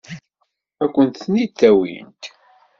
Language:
Kabyle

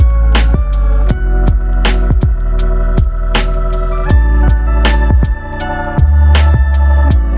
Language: Indonesian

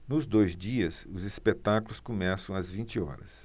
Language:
Portuguese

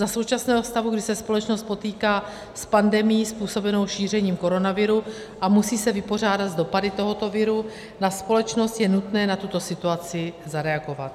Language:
Czech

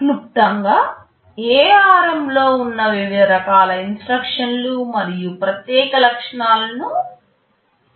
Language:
Telugu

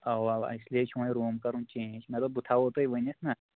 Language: Kashmiri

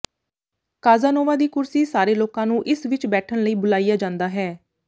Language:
Punjabi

